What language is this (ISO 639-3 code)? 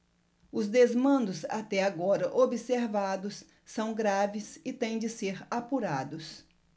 por